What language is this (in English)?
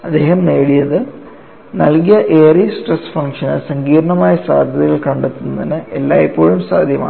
Malayalam